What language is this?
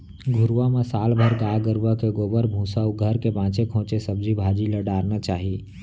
Chhattisgarhi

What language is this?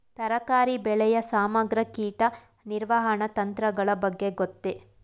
Kannada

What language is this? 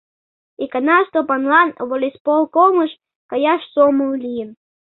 Mari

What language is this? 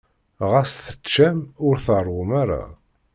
Kabyle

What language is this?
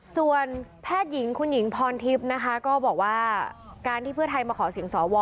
Thai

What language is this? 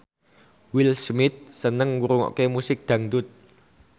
Javanese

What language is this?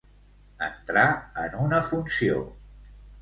Catalan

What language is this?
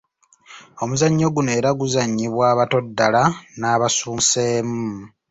Ganda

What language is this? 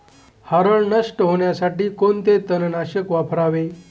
Marathi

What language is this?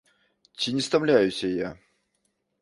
Belarusian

